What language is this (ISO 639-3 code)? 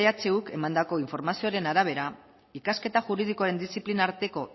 eus